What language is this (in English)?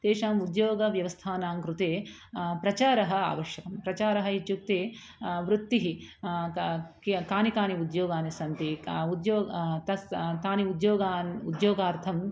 Sanskrit